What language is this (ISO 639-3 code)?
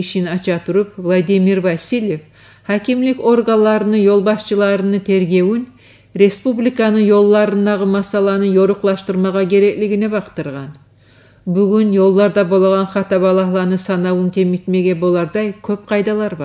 rus